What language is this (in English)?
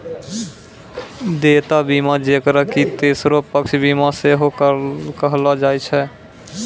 Maithili